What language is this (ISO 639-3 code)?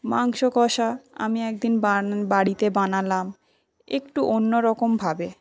ben